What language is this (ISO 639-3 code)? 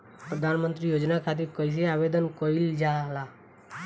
bho